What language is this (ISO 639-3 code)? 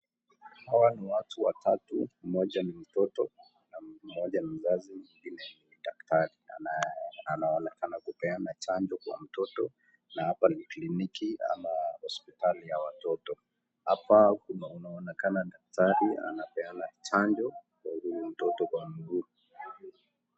swa